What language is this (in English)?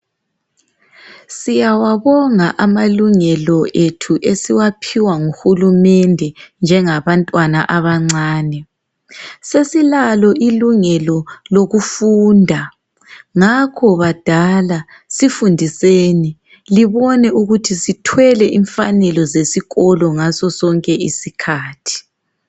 North Ndebele